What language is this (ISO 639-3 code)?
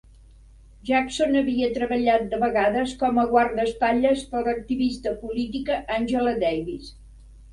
cat